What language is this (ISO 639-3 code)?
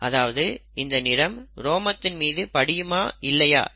tam